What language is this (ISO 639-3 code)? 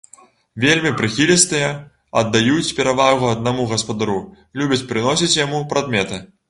bel